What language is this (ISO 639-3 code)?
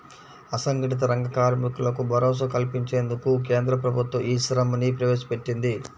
tel